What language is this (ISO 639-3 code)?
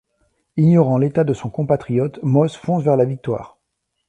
fra